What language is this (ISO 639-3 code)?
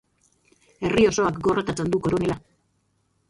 eus